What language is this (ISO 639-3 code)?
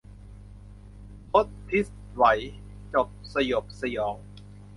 tha